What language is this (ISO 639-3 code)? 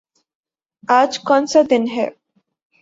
urd